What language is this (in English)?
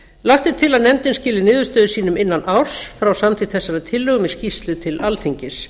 Icelandic